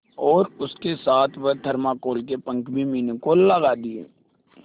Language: Hindi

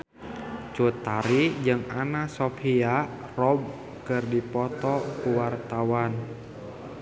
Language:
Sundanese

